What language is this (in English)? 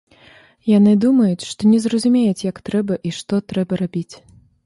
Belarusian